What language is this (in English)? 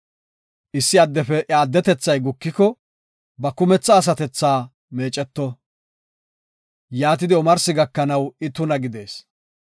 Gofa